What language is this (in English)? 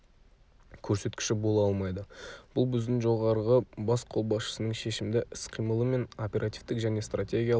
Kazakh